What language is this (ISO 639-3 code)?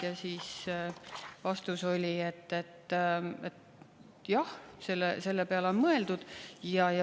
est